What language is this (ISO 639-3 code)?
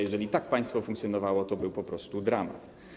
pol